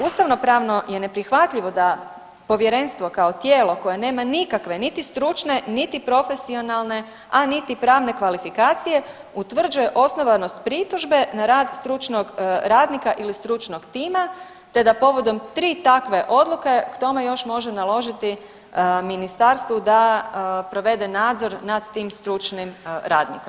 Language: Croatian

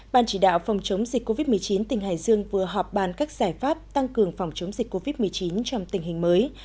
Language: Vietnamese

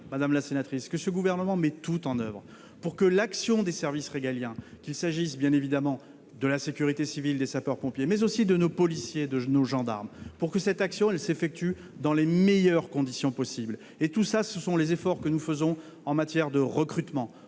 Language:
French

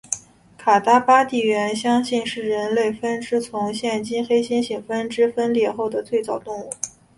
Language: Chinese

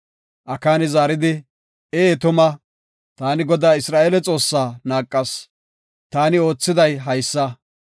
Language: Gofa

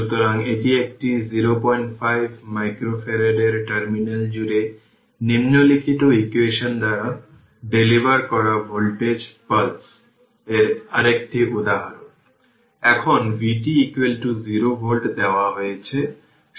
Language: Bangla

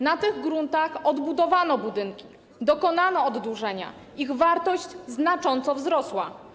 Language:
Polish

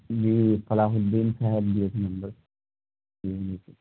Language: Urdu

